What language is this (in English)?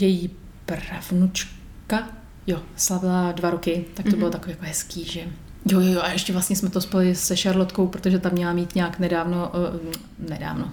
Czech